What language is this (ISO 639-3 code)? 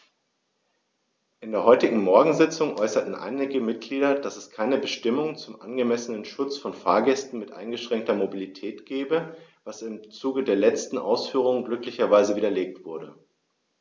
deu